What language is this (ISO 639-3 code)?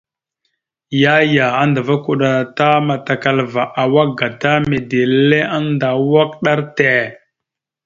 mxu